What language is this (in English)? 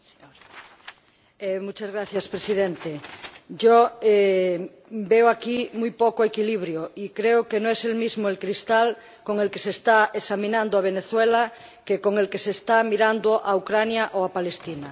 Spanish